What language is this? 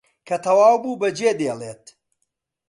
Central Kurdish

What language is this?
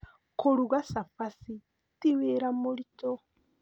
Kikuyu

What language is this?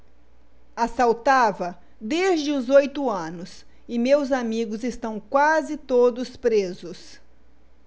Portuguese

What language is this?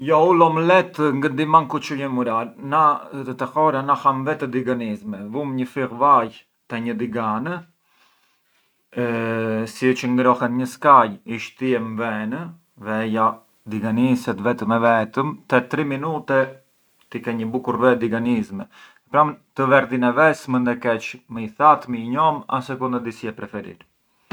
Arbëreshë Albanian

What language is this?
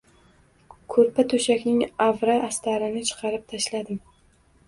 Uzbek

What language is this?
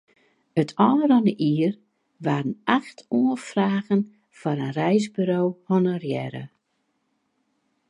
Western Frisian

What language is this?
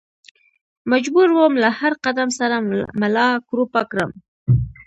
Pashto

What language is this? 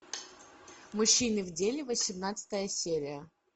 Russian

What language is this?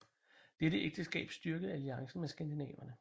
Danish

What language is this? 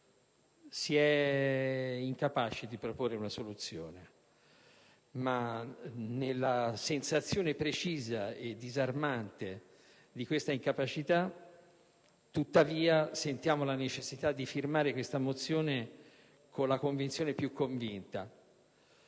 Italian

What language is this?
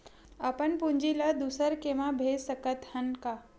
Chhattisgarhi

